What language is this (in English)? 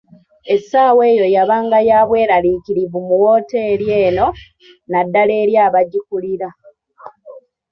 Ganda